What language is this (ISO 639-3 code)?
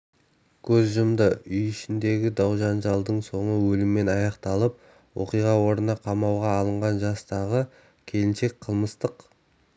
kaz